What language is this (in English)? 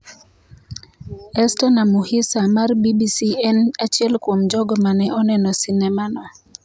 Luo (Kenya and Tanzania)